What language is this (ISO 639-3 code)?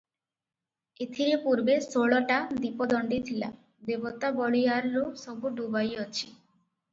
ori